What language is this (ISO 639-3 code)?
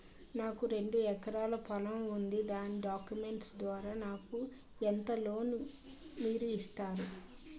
tel